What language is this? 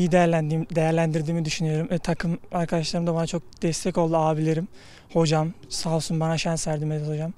Turkish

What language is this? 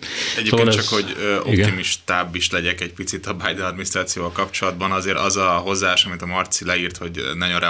Hungarian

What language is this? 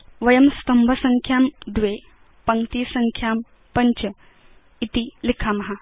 Sanskrit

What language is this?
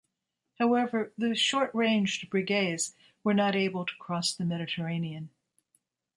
English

